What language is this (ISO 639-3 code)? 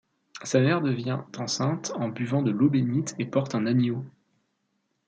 fra